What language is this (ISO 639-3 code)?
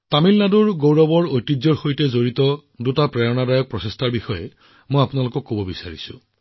asm